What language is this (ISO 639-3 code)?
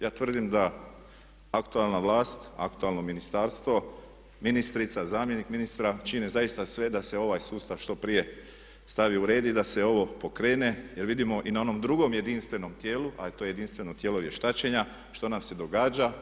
hrv